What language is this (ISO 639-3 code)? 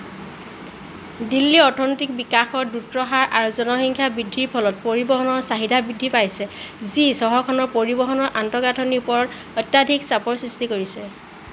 asm